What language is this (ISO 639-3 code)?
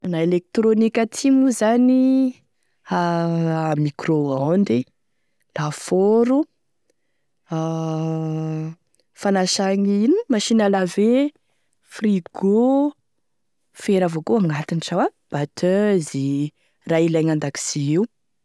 tkg